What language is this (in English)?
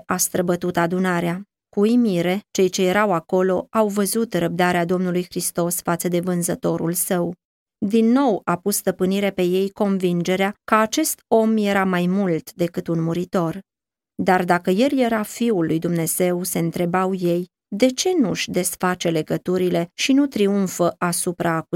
Romanian